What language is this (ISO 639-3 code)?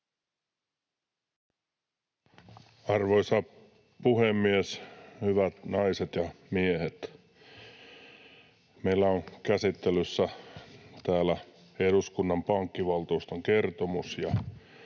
fin